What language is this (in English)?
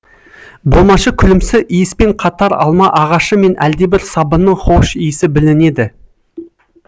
Kazakh